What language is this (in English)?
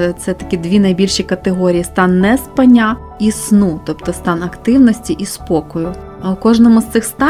Ukrainian